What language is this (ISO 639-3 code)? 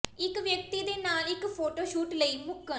pan